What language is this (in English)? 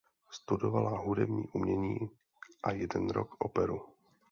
Czech